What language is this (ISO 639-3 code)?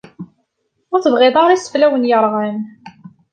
kab